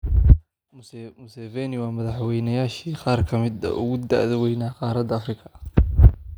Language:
Somali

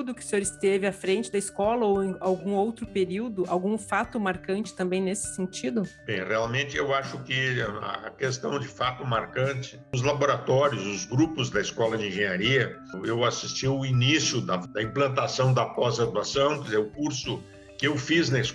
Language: Portuguese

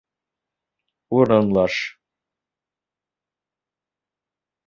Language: Bashkir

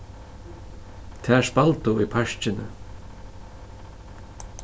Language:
Faroese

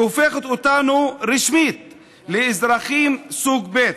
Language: Hebrew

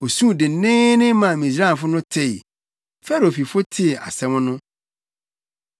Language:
Akan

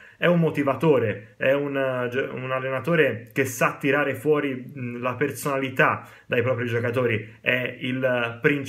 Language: Italian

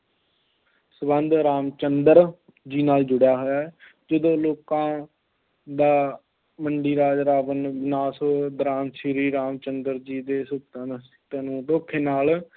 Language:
Punjabi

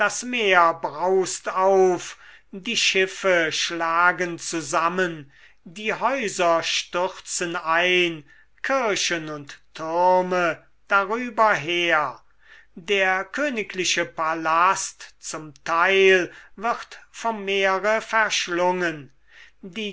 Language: German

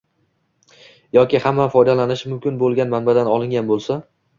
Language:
Uzbek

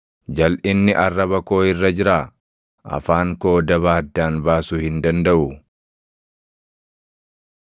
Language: Oromo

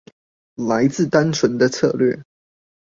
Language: Chinese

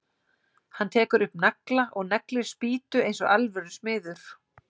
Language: Icelandic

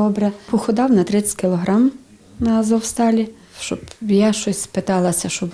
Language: Ukrainian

